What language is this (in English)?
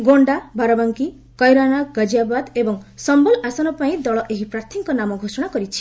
Odia